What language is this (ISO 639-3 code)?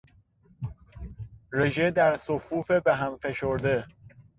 fas